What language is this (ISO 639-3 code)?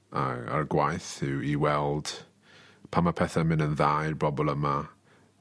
cym